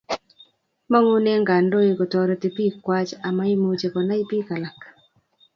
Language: Kalenjin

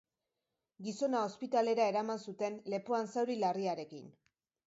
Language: Basque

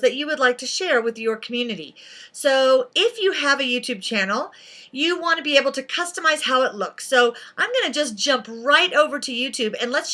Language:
English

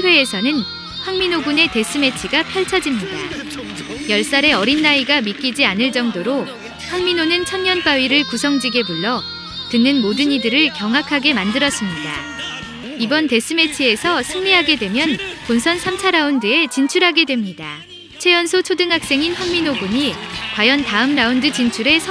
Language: Korean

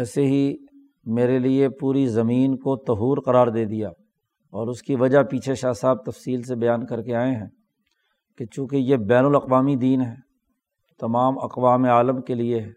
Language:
Urdu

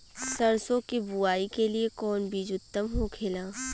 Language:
Bhojpuri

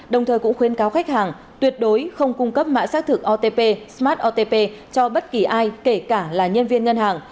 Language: Vietnamese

